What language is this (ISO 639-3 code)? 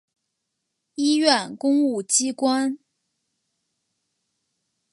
zho